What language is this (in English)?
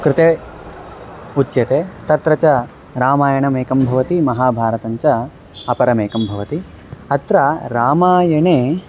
Sanskrit